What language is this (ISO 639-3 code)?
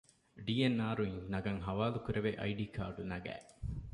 div